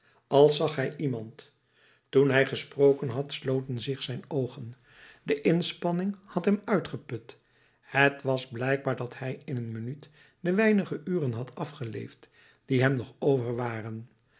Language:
Dutch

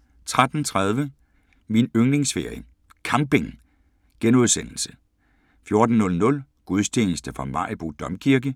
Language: Danish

